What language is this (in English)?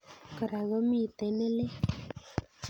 Kalenjin